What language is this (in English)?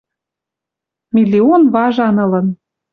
Western Mari